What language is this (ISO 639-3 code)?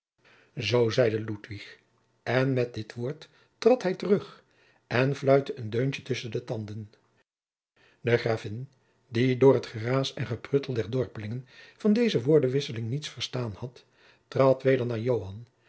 nld